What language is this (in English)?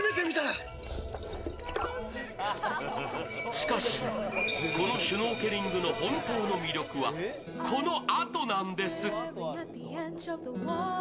Japanese